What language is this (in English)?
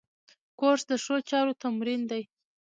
Pashto